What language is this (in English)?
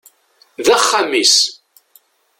Kabyle